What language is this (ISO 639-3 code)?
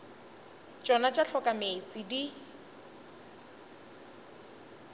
nso